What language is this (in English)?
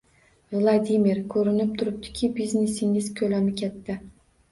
Uzbek